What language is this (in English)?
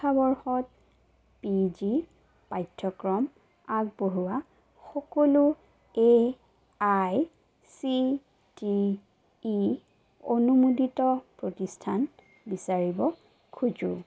Assamese